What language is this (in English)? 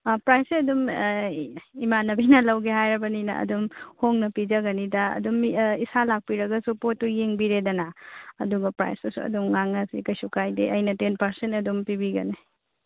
Manipuri